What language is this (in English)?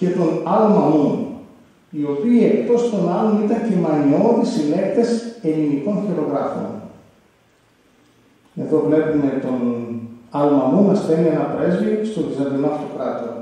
Greek